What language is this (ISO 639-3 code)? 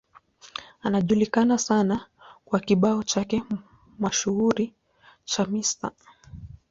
swa